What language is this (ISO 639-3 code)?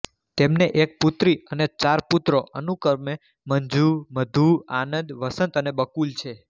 guj